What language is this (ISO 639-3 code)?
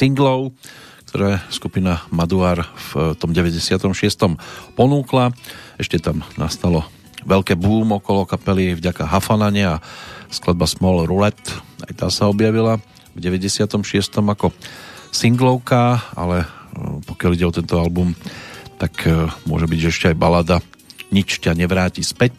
slk